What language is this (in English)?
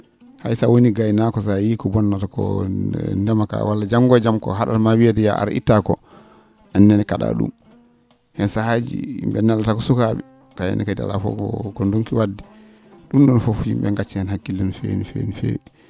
Fula